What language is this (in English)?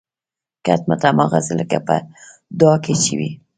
Pashto